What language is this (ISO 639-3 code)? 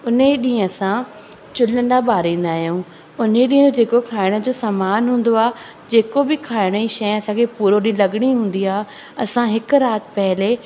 snd